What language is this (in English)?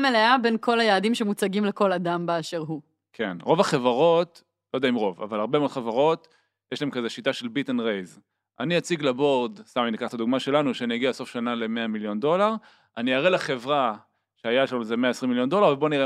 Hebrew